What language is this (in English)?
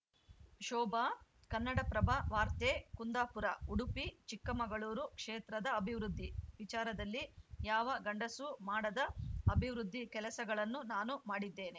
Kannada